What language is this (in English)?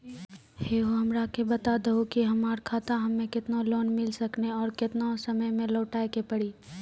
Maithili